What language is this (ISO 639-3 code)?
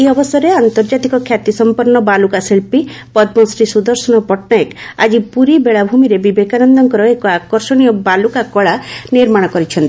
ori